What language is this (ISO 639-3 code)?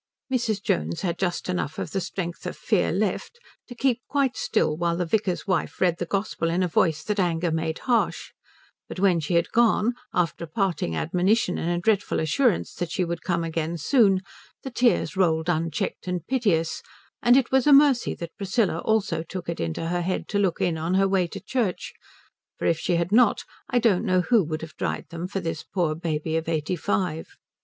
eng